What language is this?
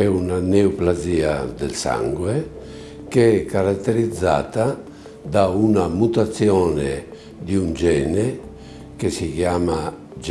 Italian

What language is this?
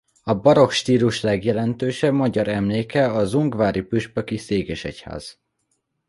Hungarian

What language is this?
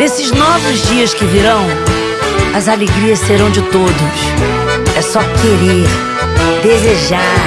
Portuguese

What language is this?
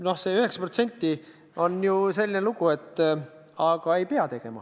Estonian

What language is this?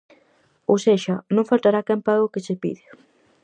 Galician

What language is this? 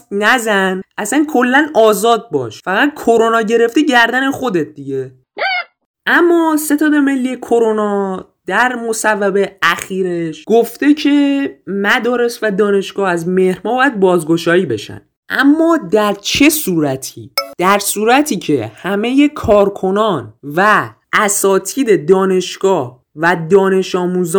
Persian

